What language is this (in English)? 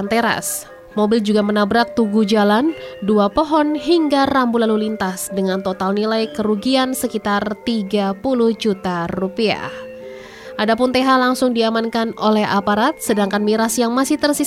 Indonesian